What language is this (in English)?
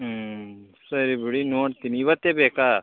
Kannada